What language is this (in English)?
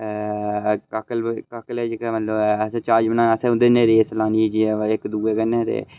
Dogri